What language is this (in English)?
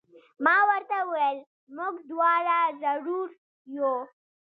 Pashto